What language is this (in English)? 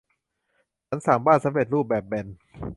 Thai